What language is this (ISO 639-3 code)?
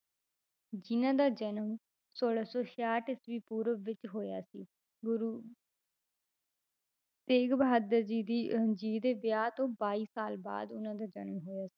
pan